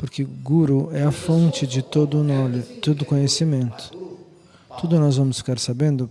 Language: Portuguese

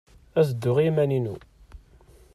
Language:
Kabyle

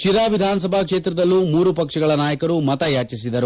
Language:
Kannada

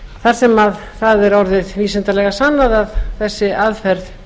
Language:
Icelandic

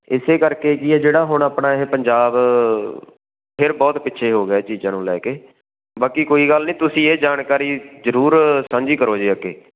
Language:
Punjabi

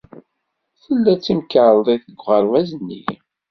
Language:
Kabyle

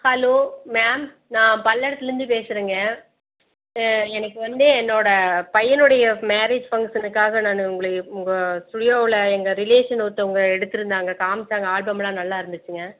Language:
Tamil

